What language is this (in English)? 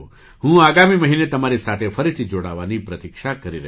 Gujarati